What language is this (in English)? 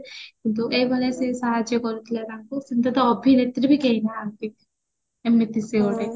Odia